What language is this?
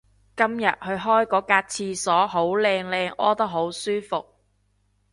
Cantonese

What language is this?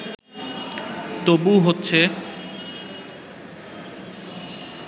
Bangla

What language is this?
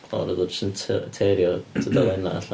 Welsh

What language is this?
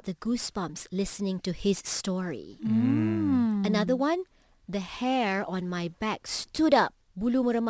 Malay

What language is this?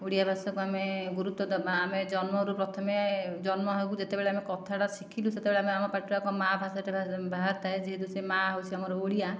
Odia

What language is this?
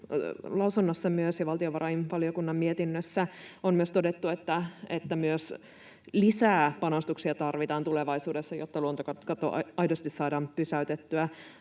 Finnish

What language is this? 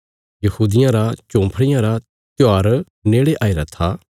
Bilaspuri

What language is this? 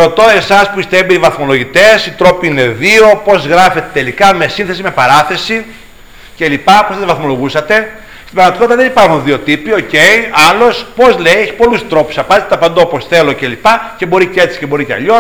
Greek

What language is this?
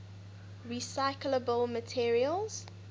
English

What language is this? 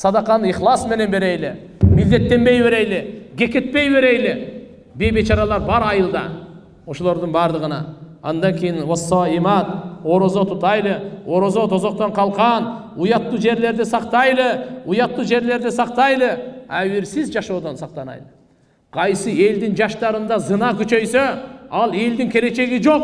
Turkish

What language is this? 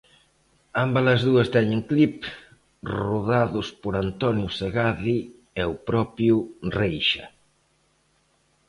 Galician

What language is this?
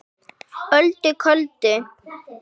Icelandic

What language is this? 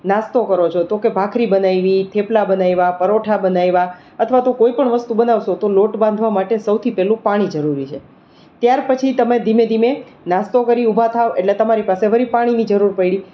Gujarati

